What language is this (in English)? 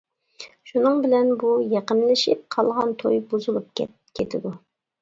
Uyghur